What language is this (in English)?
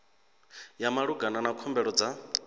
Venda